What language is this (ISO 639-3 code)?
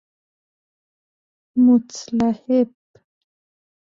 fas